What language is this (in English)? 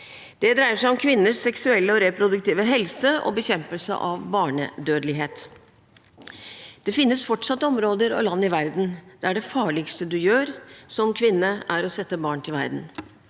Norwegian